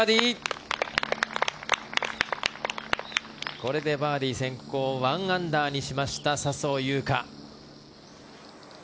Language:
Japanese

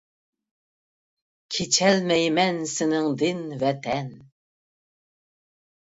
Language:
Uyghur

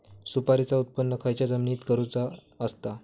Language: Marathi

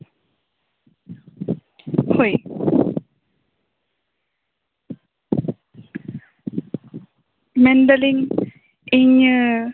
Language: Santali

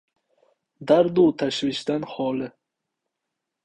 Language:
Uzbek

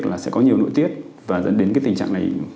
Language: Vietnamese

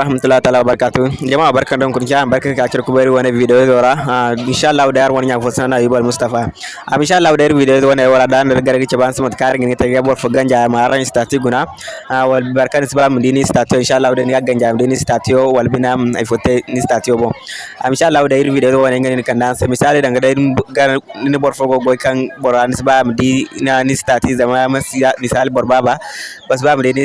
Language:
Indonesian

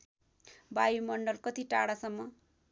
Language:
Nepali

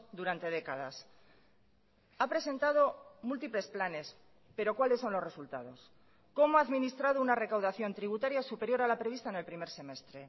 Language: Spanish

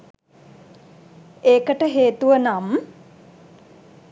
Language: Sinhala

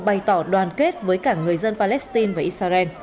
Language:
Vietnamese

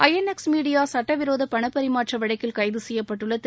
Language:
Tamil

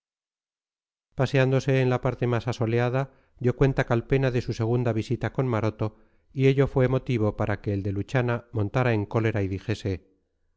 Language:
Spanish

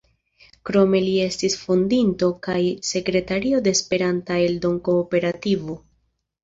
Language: Esperanto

